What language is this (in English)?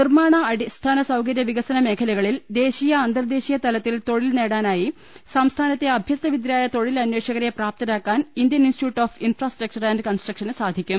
Malayalam